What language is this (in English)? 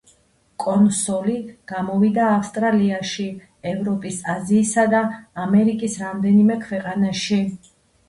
Georgian